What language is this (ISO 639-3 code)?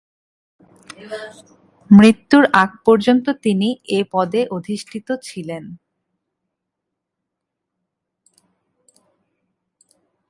ben